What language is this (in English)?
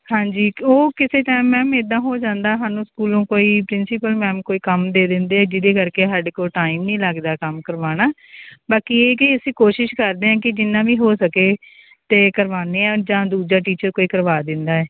Punjabi